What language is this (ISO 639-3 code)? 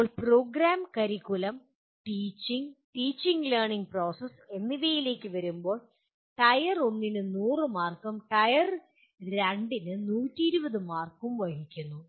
mal